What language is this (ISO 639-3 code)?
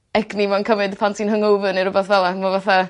cym